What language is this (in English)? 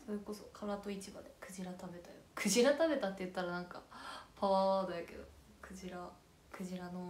Japanese